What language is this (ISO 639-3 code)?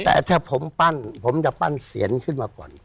tha